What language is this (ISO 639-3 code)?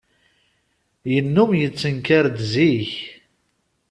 kab